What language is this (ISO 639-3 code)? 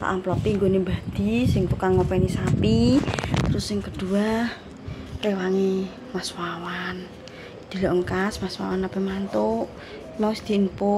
ind